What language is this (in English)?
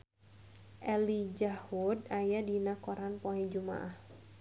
Sundanese